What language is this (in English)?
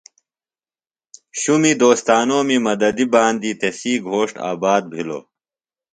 Phalura